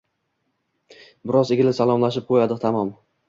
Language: Uzbek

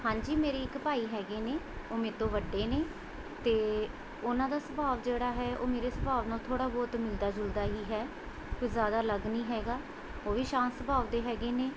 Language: Punjabi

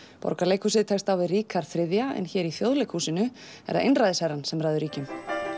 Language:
Icelandic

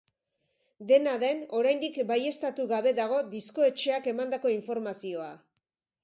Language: Basque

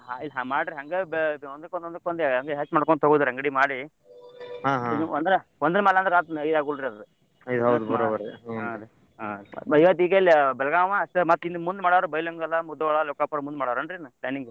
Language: Kannada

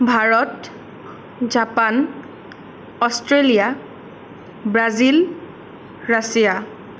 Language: Assamese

